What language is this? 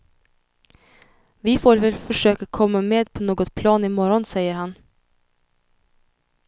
Swedish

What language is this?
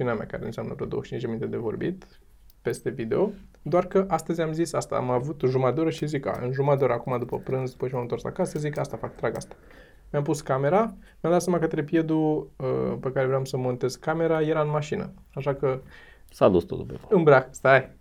Romanian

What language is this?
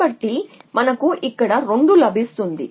Telugu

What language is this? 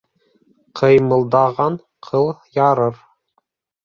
Bashkir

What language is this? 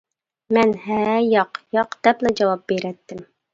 Uyghur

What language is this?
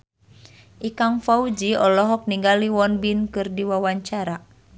Sundanese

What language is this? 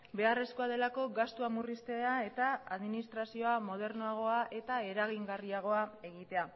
Basque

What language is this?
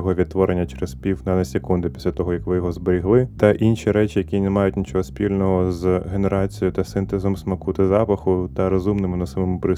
Ukrainian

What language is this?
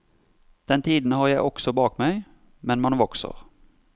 Norwegian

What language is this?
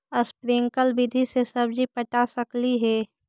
Magahi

